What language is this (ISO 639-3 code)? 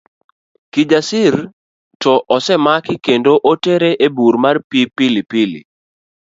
luo